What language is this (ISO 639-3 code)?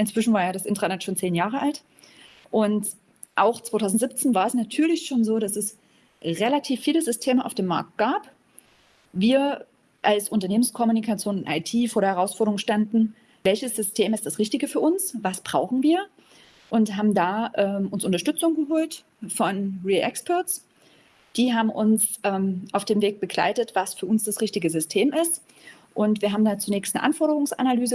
deu